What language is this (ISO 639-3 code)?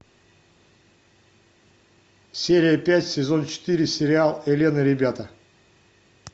rus